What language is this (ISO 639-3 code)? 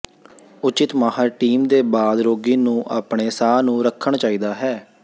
pan